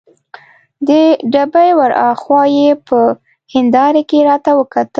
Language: Pashto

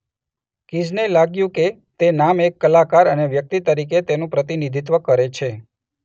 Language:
Gujarati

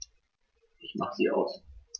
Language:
German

